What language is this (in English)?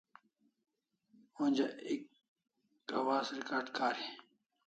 Kalasha